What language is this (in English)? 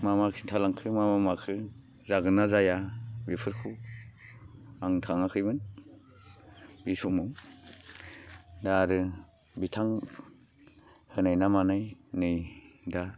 Bodo